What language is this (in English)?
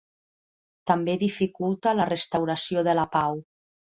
Catalan